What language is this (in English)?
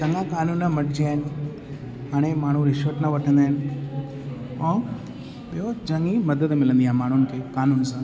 Sindhi